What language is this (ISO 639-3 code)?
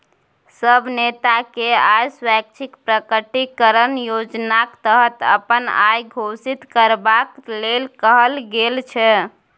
mai